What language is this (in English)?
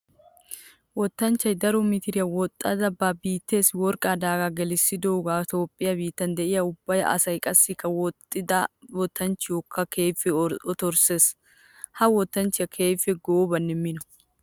Wolaytta